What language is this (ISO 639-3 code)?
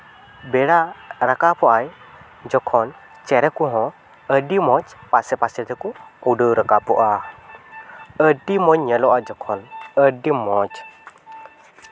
sat